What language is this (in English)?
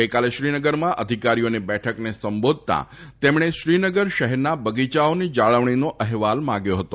Gujarati